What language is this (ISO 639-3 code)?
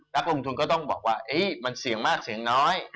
tha